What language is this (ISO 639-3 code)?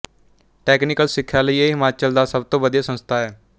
pan